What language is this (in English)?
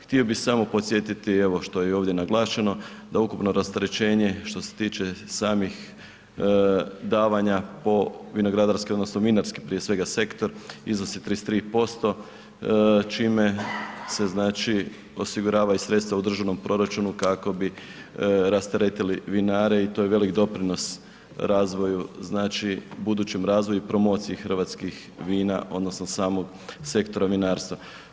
Croatian